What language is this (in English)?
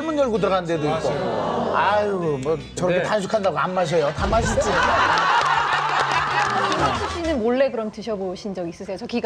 Korean